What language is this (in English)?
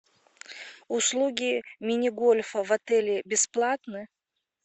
Russian